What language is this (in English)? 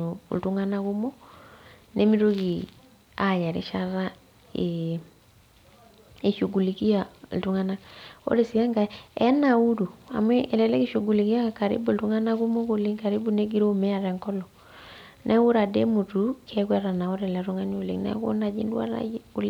Masai